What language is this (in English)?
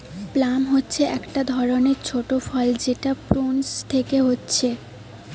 Bangla